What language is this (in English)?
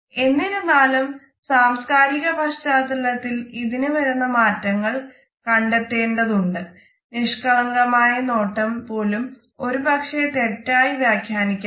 Malayalam